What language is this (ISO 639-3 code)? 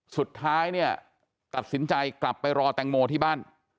tha